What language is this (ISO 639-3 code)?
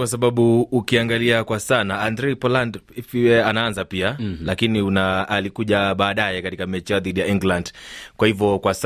swa